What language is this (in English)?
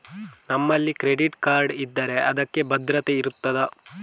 Kannada